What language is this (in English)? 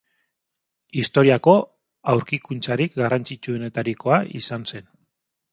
Basque